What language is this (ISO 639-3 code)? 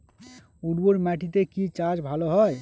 ben